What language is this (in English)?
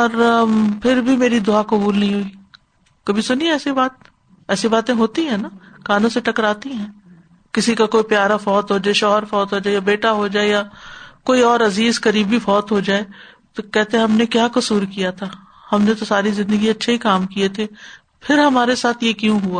Urdu